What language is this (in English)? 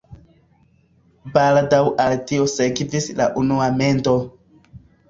Esperanto